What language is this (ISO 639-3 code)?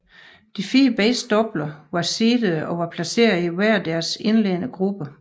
dan